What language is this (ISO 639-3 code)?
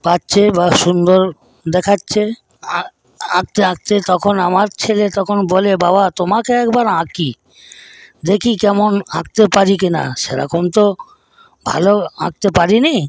ben